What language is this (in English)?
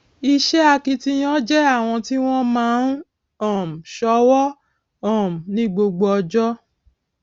Yoruba